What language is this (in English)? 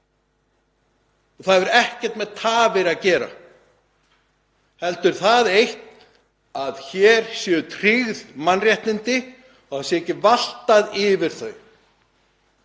Icelandic